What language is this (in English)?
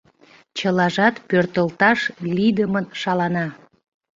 Mari